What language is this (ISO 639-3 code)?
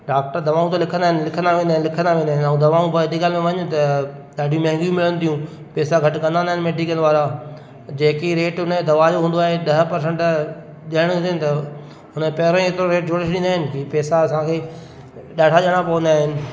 snd